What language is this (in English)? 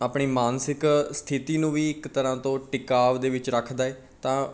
Punjabi